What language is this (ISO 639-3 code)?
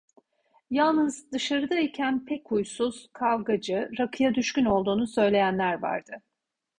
tur